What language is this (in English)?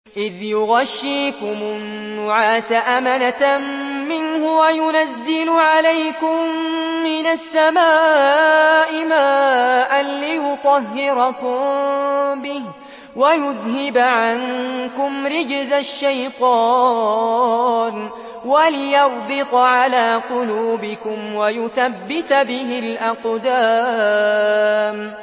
Arabic